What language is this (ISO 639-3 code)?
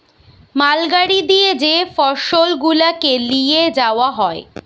ben